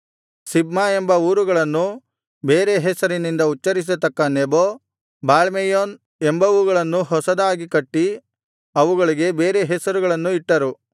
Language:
Kannada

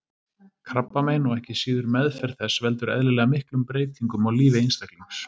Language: Icelandic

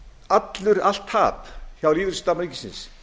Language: Icelandic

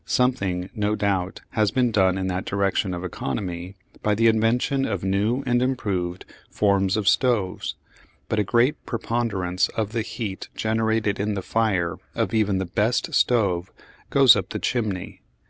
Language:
English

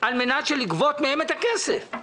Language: Hebrew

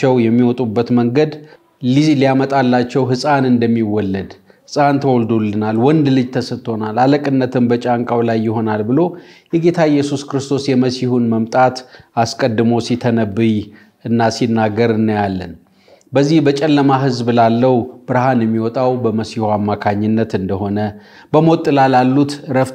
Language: Arabic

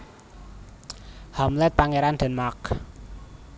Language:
Javanese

